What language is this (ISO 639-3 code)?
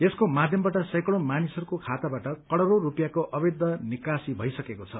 nep